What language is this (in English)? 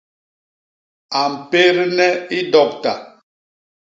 Basaa